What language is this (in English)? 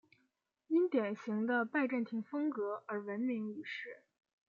Chinese